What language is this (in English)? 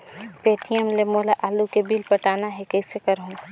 Chhattisgarhi